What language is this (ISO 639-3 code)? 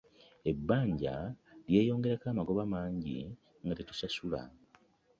lug